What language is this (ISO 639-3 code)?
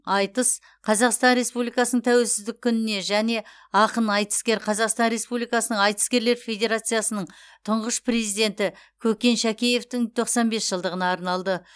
kaz